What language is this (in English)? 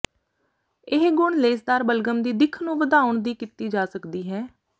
Punjabi